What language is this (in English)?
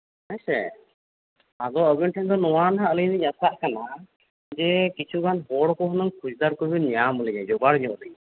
Santali